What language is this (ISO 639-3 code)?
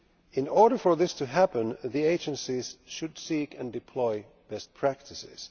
eng